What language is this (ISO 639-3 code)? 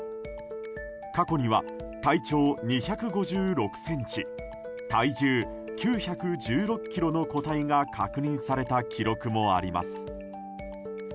jpn